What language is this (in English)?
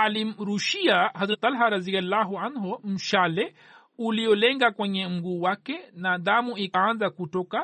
Swahili